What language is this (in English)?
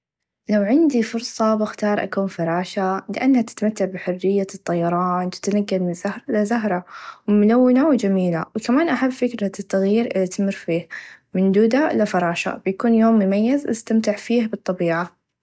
Najdi Arabic